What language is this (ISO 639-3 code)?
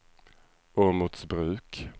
swe